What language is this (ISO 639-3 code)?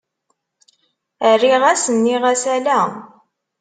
kab